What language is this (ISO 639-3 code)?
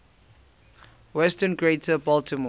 eng